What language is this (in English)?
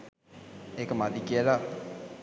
Sinhala